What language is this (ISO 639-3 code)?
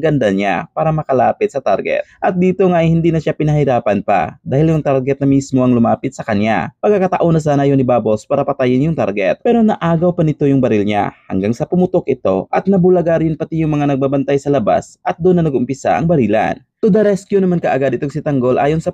fil